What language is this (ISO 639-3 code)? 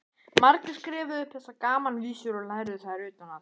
isl